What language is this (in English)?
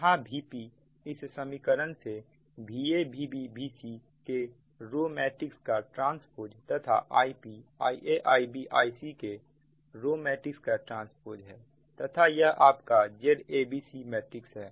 Hindi